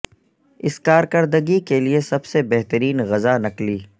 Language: Urdu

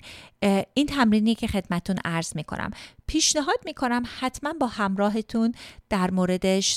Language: Persian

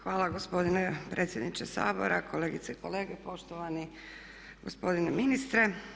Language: Croatian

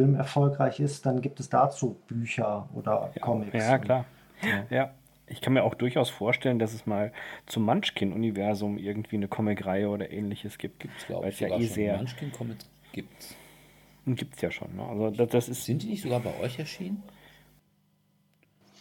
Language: German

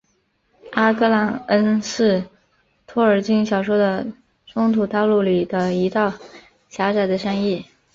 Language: Chinese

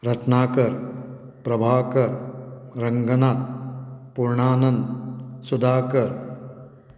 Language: Konkani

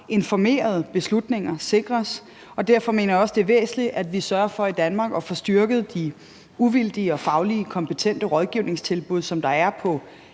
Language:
Danish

